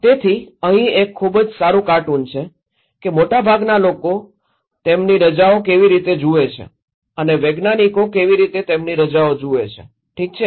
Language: Gujarati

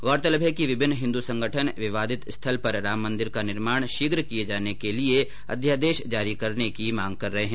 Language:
Hindi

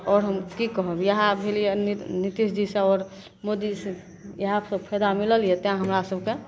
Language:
Maithili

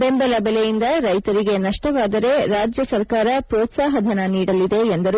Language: Kannada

